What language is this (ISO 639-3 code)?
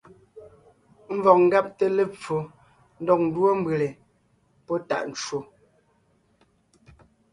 nnh